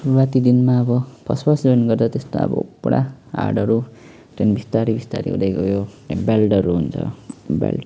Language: Nepali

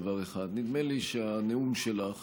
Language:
Hebrew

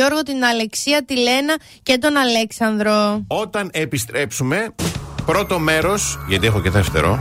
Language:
Greek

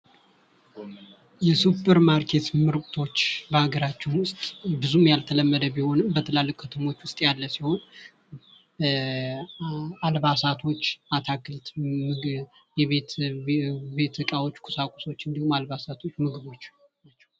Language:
Amharic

